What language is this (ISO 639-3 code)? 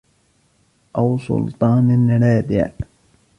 ara